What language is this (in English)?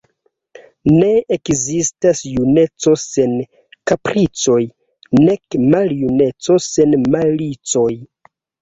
Esperanto